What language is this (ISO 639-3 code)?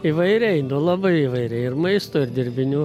lit